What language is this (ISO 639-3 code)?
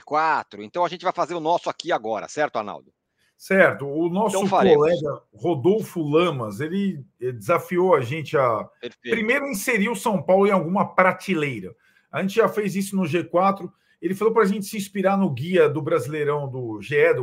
por